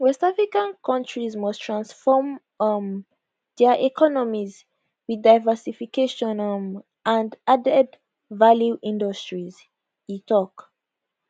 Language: Nigerian Pidgin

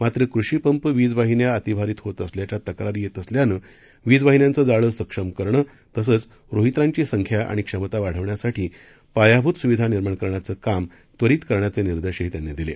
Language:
Marathi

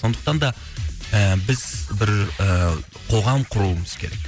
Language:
Kazakh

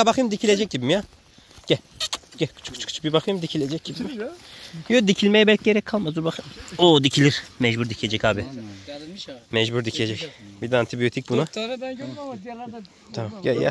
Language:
Turkish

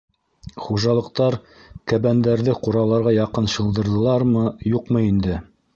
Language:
Bashkir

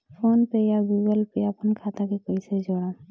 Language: Bhojpuri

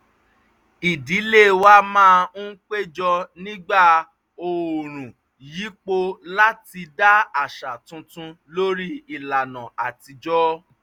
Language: Yoruba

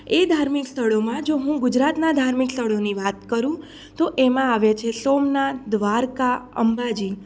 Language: Gujarati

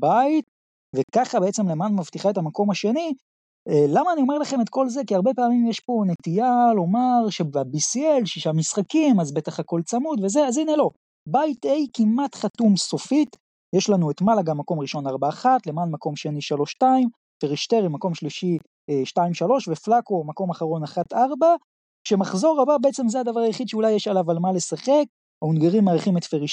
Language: Hebrew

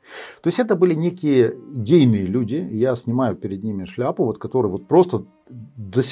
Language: Russian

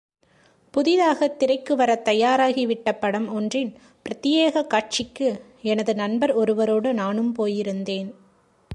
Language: Tamil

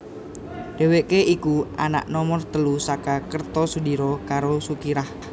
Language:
Javanese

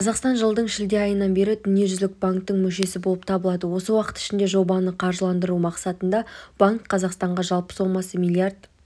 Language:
Kazakh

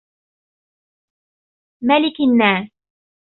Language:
Arabic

